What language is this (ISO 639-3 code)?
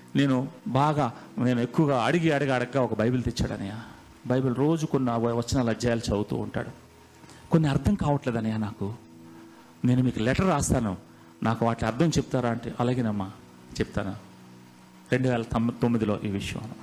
tel